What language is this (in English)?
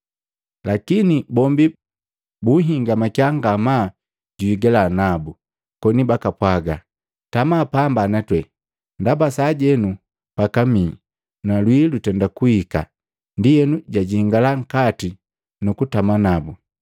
Matengo